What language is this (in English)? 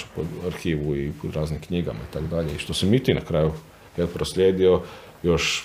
Croatian